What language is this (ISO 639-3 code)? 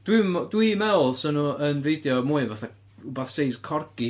cym